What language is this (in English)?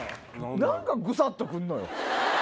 Japanese